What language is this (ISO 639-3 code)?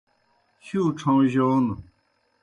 plk